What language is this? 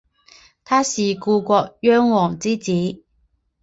Chinese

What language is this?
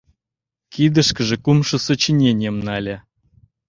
Mari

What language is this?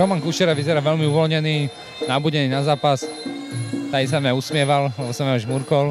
Czech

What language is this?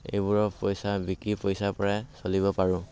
Assamese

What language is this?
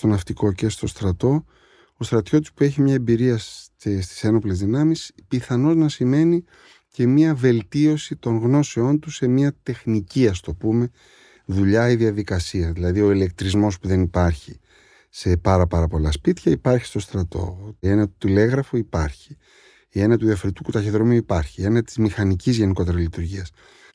Greek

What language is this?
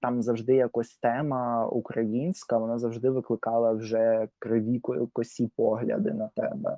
Ukrainian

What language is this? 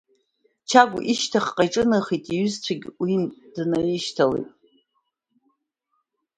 Abkhazian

